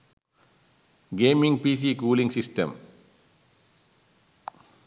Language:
Sinhala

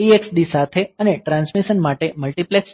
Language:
Gujarati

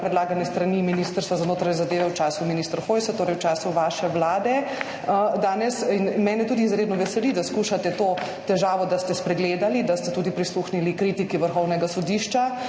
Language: Slovenian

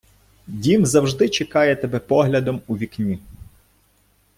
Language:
Ukrainian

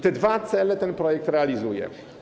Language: Polish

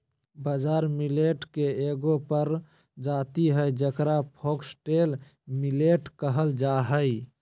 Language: Magahi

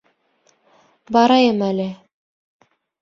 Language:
Bashkir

